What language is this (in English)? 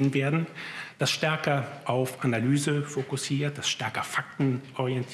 German